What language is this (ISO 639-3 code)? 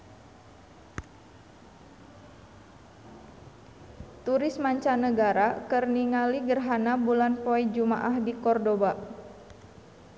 sun